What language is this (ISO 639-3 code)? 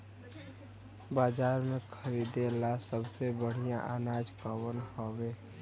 bho